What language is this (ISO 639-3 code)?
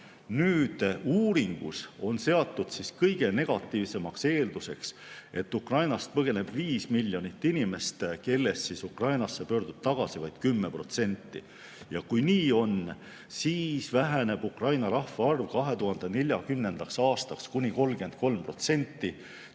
est